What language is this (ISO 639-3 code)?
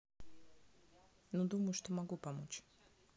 rus